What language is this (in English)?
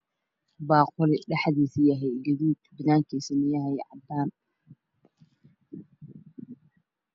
Somali